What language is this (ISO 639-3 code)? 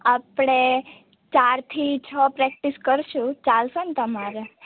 guj